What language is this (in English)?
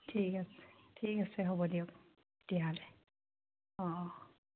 Assamese